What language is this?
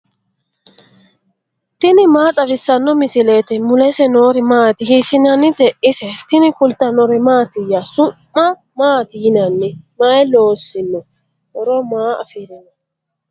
Sidamo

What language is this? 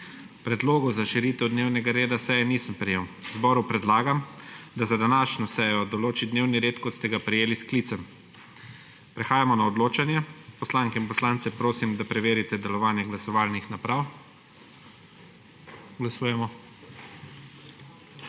Slovenian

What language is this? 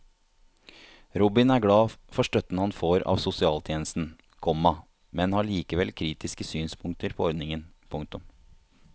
Norwegian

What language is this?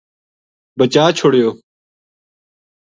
Gujari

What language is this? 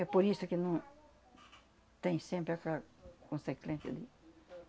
Portuguese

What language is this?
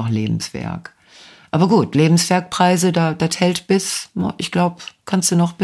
German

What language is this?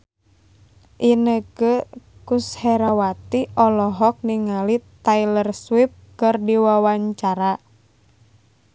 Sundanese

